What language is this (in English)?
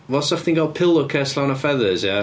Welsh